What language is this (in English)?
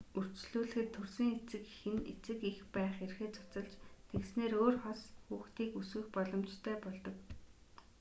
Mongolian